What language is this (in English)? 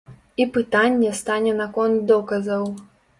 Belarusian